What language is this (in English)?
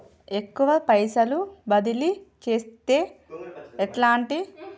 Telugu